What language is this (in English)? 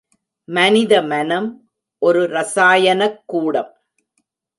Tamil